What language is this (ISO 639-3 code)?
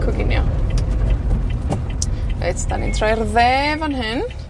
cym